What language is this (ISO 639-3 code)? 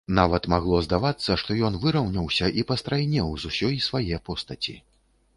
bel